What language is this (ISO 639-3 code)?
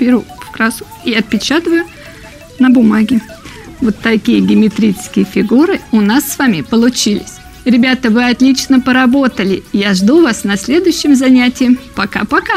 rus